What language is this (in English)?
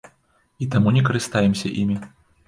Belarusian